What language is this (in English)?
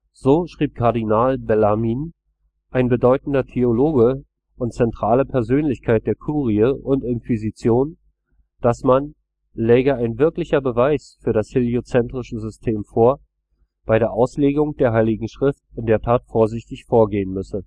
German